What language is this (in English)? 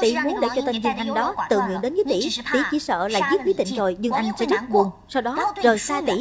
Vietnamese